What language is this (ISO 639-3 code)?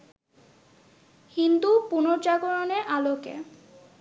ben